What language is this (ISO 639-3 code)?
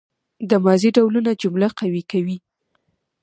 pus